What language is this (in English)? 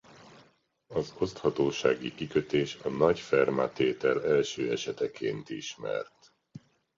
Hungarian